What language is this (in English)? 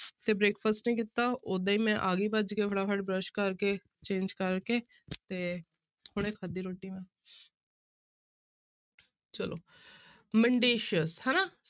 Punjabi